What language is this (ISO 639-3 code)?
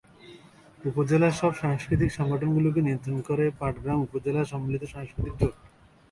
ben